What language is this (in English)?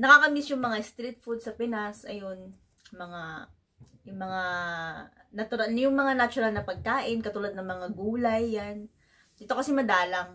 Filipino